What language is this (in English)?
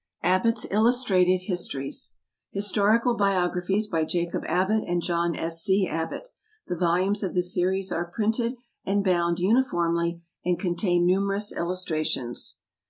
English